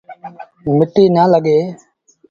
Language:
Sindhi Bhil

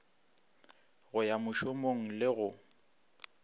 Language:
Northern Sotho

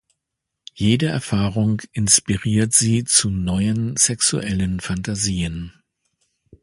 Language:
German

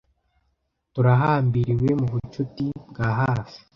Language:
Kinyarwanda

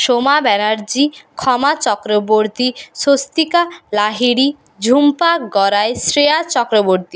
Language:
Bangla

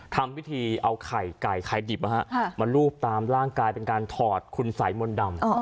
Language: Thai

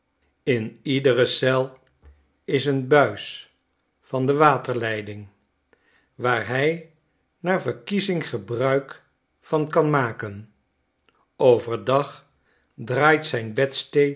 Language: Dutch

